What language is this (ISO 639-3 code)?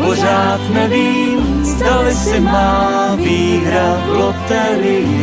ces